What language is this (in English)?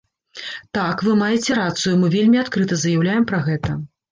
Belarusian